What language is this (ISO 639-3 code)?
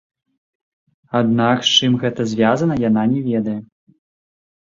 bel